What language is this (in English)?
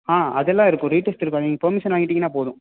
Tamil